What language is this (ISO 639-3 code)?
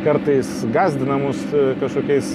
lit